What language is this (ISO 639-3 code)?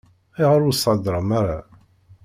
kab